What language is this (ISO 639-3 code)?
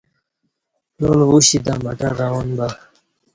bsh